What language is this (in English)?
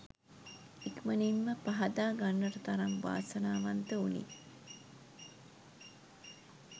Sinhala